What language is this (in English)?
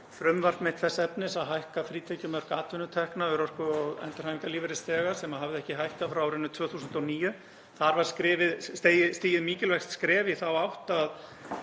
Icelandic